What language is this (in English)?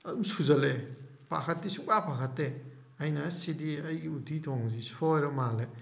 Manipuri